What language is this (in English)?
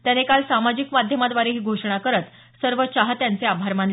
Marathi